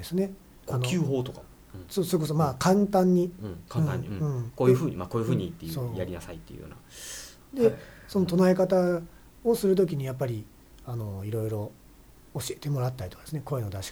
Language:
Japanese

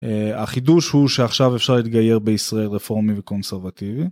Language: Hebrew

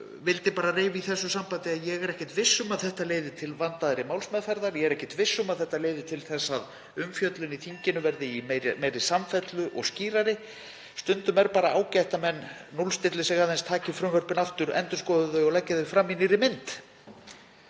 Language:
Icelandic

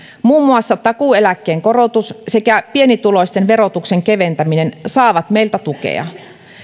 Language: Finnish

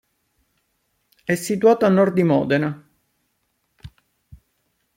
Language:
Italian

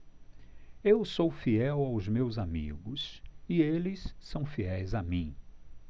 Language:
Portuguese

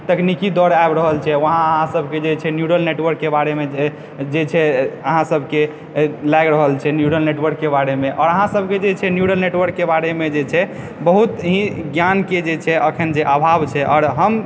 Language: Maithili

